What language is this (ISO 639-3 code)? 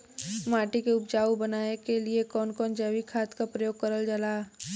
bho